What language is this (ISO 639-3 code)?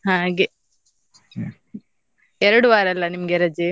kan